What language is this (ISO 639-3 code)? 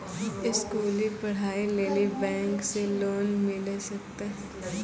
mai